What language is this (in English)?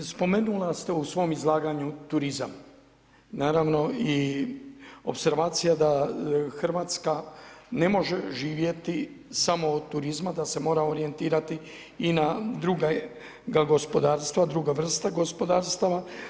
Croatian